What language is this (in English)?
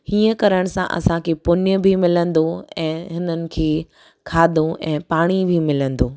Sindhi